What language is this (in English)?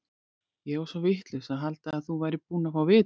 Icelandic